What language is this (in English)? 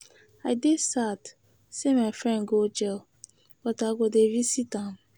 Nigerian Pidgin